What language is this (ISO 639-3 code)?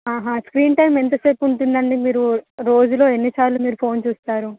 tel